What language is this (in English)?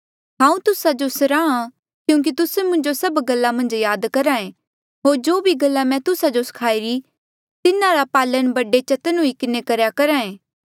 Mandeali